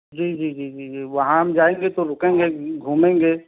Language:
Urdu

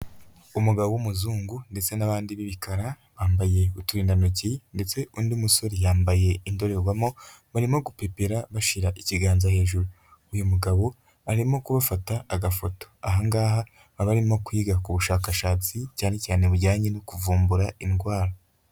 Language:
Kinyarwanda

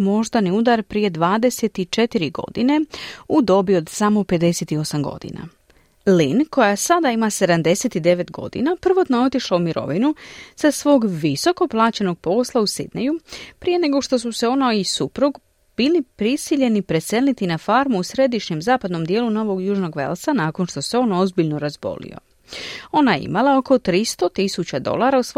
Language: Croatian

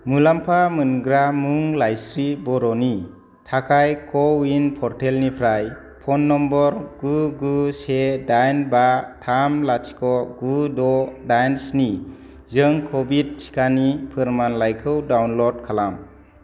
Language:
Bodo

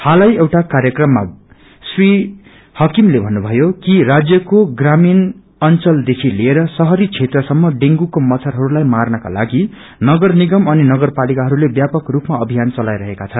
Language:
Nepali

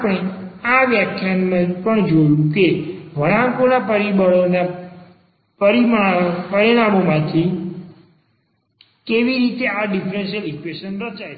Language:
Gujarati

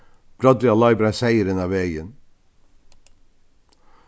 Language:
Faroese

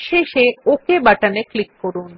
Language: Bangla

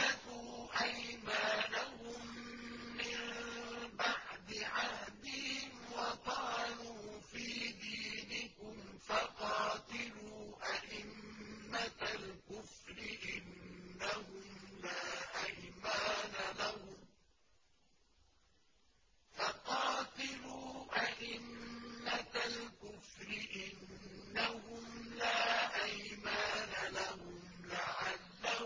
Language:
Arabic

